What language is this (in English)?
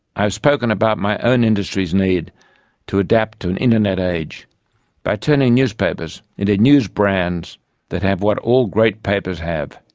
English